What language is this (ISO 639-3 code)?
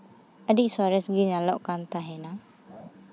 sat